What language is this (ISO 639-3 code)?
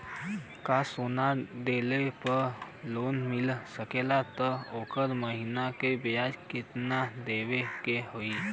bho